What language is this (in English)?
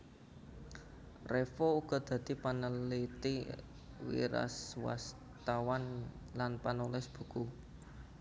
Javanese